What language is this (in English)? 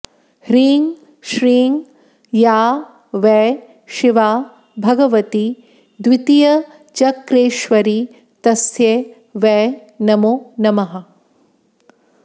Sanskrit